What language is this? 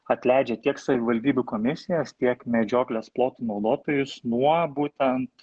Lithuanian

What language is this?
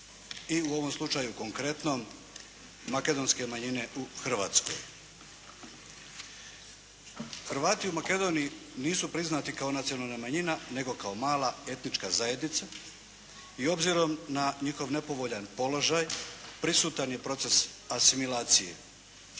Croatian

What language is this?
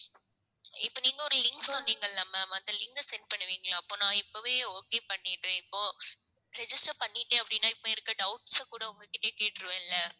Tamil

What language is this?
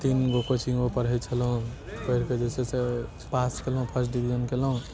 Maithili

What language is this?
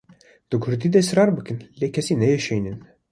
Kurdish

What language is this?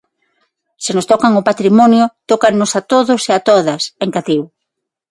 Galician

